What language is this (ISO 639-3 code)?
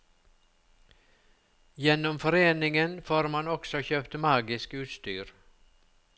nor